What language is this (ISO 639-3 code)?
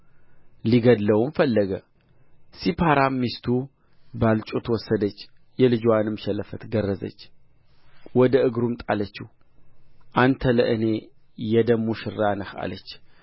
amh